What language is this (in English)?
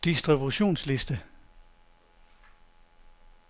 Danish